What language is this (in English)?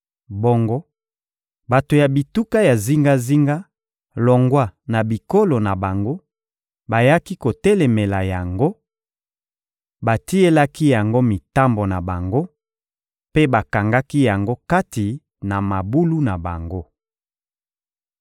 Lingala